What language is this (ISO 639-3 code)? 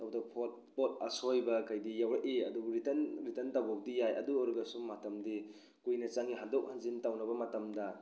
mni